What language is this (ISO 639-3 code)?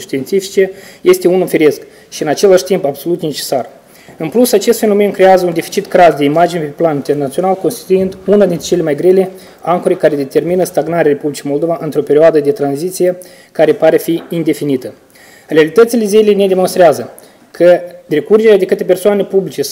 ron